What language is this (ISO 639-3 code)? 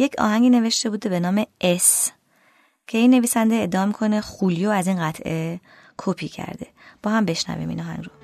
fas